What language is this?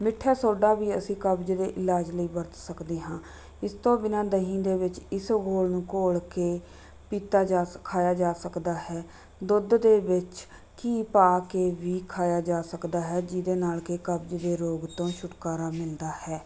Punjabi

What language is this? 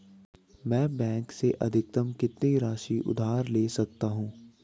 Hindi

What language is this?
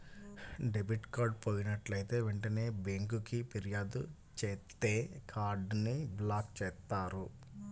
Telugu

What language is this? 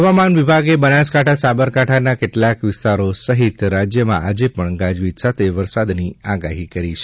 Gujarati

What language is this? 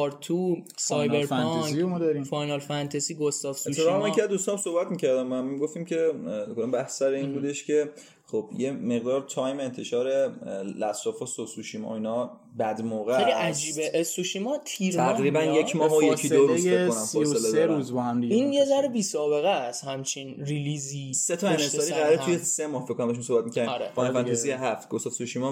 Persian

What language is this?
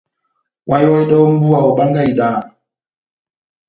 Batanga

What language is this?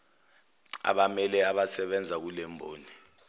Zulu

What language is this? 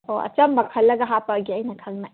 Manipuri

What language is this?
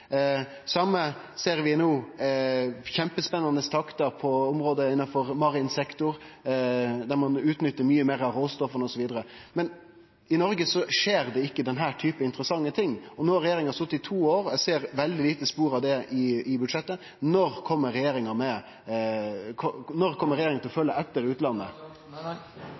Norwegian Nynorsk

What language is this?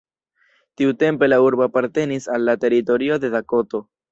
Esperanto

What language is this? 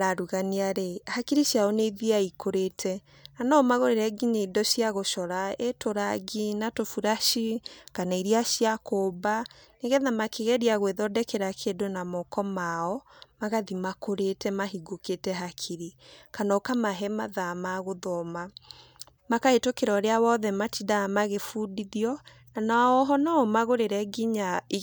Kikuyu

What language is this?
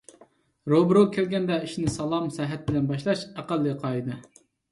Uyghur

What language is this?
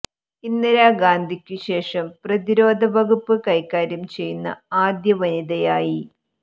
Malayalam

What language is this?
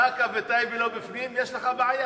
Hebrew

